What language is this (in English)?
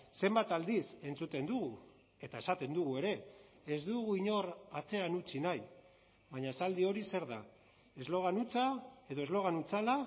Basque